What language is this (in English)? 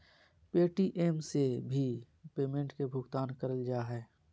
Magahi